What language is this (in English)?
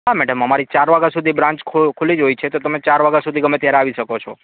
Gujarati